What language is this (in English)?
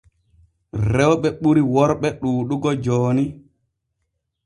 Borgu Fulfulde